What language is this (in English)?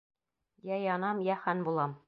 Bashkir